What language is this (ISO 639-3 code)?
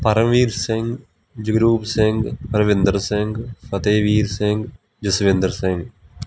pan